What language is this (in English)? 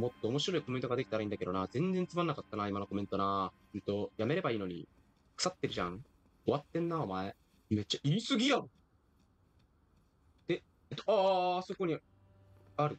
Japanese